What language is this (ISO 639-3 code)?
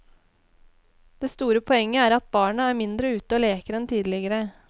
nor